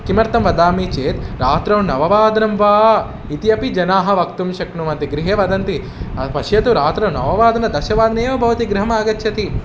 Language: Sanskrit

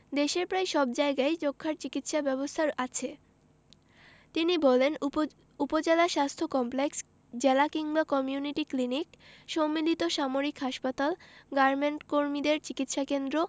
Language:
Bangla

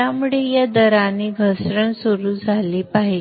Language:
Marathi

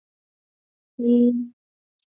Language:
Chinese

